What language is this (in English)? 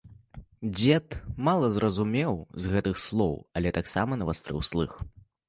Belarusian